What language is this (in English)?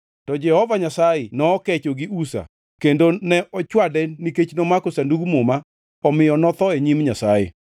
Luo (Kenya and Tanzania)